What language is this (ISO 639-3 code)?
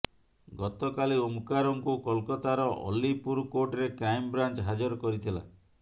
ori